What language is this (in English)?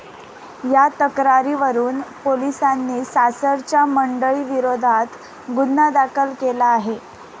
Marathi